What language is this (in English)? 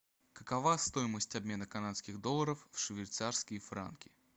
Russian